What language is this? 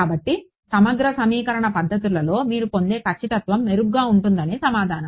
Telugu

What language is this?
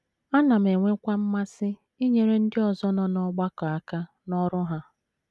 Igbo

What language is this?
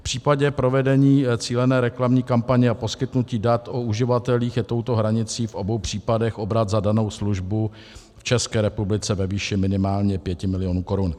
Czech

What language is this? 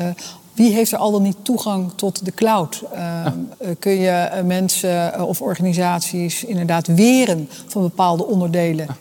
Dutch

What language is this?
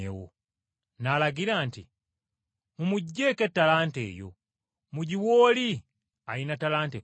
Ganda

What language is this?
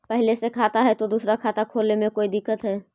Magahi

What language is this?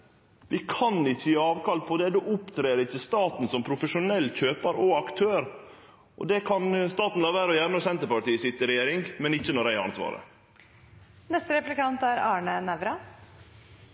Norwegian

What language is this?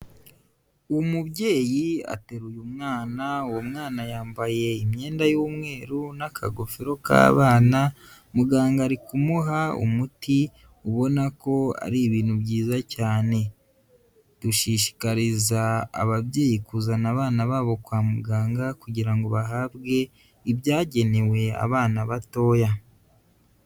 Kinyarwanda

